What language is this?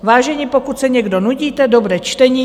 Czech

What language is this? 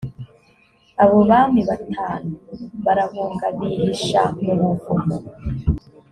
Kinyarwanda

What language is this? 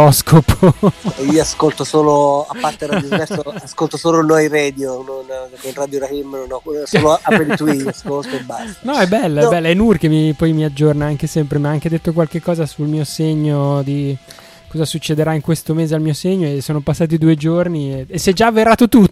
Italian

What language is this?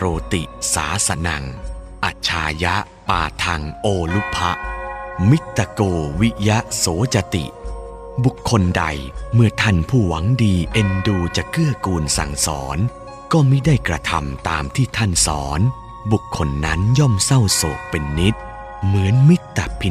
Thai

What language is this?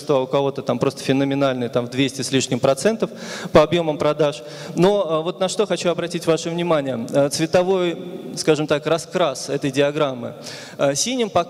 Russian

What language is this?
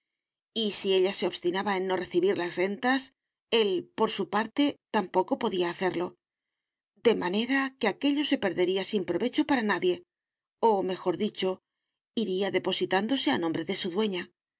Spanish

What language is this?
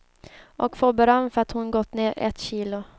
Swedish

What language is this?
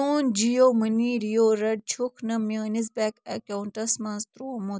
Kashmiri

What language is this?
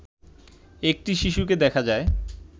Bangla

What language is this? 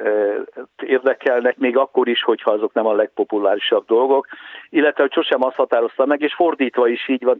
Hungarian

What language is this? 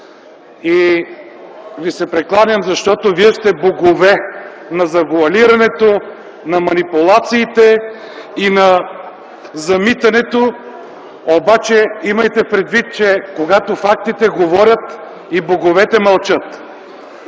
Bulgarian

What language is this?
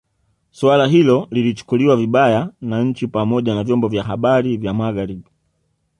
Swahili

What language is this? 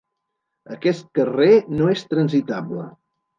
Catalan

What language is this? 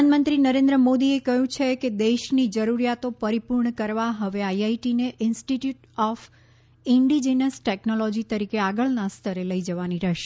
Gujarati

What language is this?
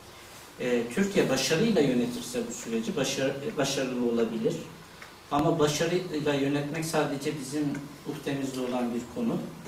Turkish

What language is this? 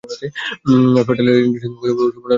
Bangla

